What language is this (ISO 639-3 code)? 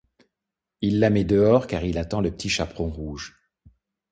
fra